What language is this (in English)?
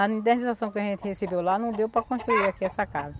Portuguese